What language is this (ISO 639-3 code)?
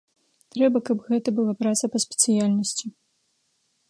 bel